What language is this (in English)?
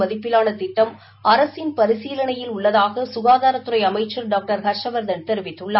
Tamil